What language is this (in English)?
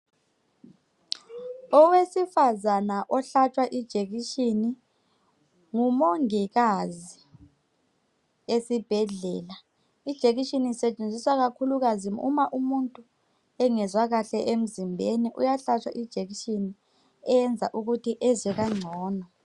North Ndebele